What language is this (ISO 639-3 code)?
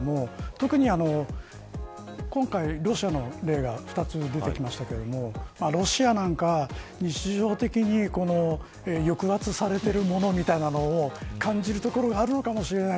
jpn